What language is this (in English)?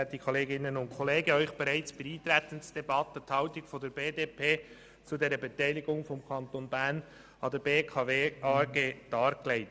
Swiss German